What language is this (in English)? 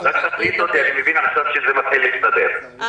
Hebrew